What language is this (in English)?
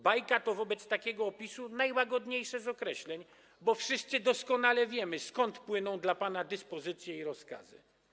Polish